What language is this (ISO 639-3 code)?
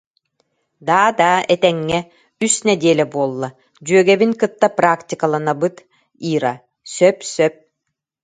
sah